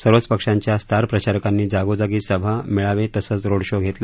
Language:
Marathi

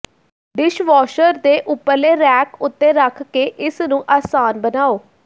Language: Punjabi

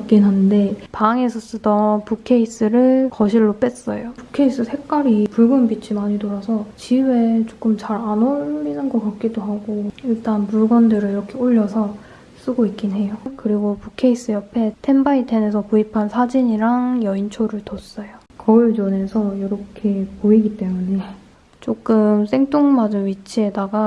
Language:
Korean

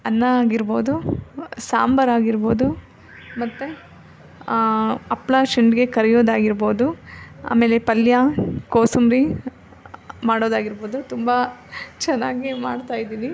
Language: Kannada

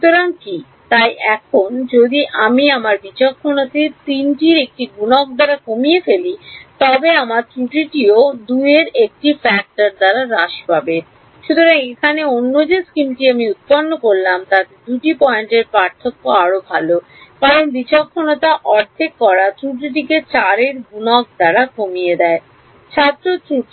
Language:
Bangla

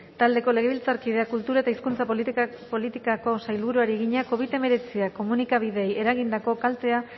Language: Basque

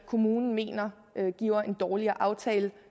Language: Danish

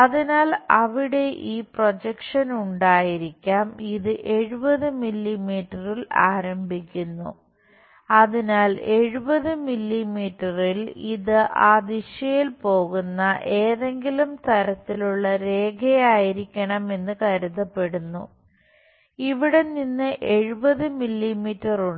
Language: Malayalam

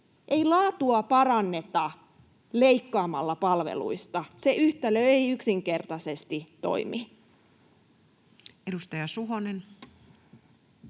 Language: Finnish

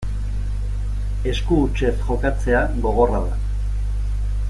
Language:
Basque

